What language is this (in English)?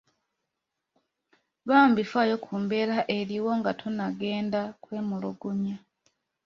Ganda